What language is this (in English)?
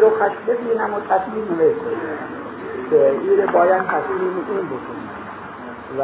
Persian